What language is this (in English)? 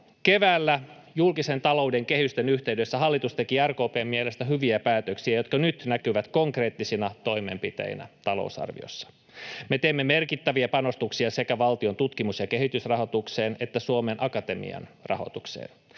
Finnish